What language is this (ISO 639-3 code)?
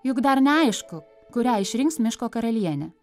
lit